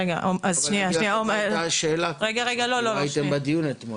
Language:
Hebrew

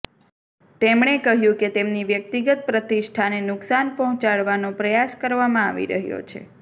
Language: Gujarati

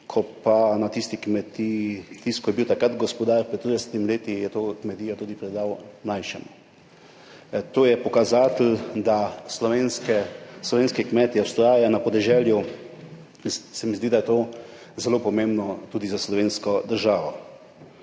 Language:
Slovenian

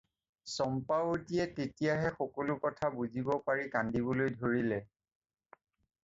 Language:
Assamese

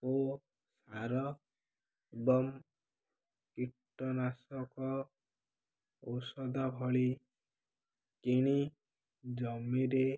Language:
Odia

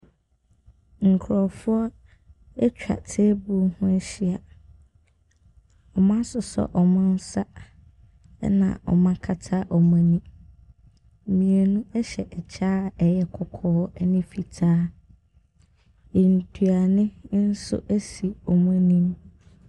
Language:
Akan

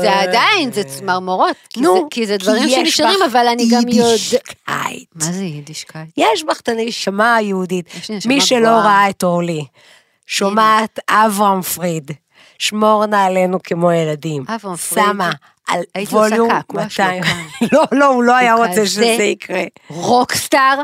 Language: Hebrew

